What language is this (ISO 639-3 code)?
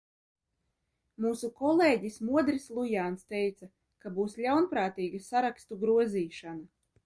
lav